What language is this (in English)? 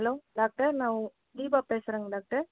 Tamil